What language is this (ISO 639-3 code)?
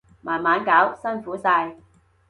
yue